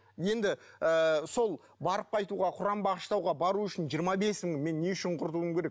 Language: Kazakh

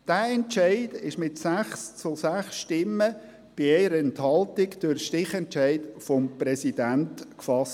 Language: Swiss German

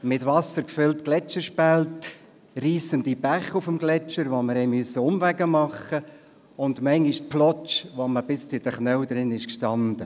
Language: Swiss German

